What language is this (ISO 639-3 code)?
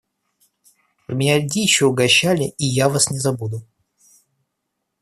rus